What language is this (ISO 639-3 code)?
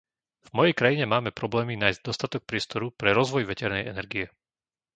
slk